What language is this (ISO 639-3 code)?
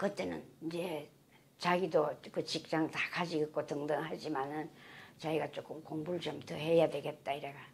kor